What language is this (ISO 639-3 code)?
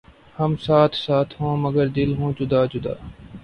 urd